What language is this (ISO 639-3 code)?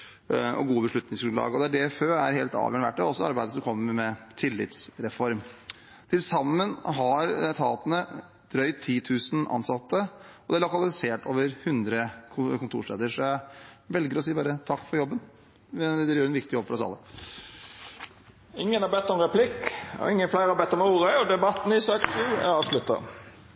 nor